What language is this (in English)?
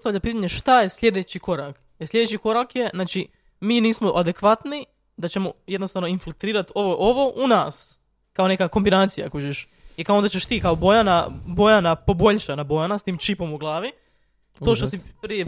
Croatian